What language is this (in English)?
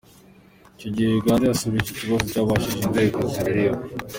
Kinyarwanda